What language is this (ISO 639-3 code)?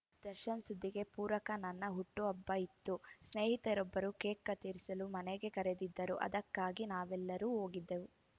kan